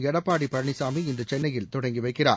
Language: Tamil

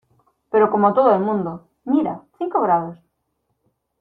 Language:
Spanish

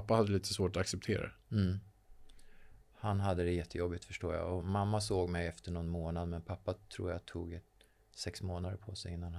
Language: Swedish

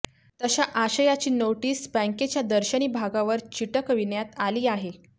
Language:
Marathi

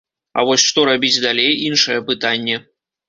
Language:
Belarusian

